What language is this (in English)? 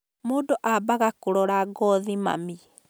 Kikuyu